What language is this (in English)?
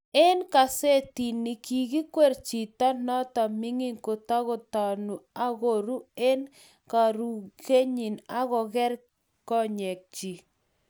Kalenjin